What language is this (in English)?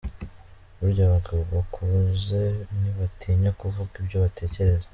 Kinyarwanda